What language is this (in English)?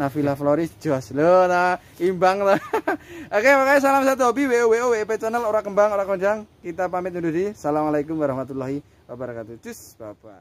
Indonesian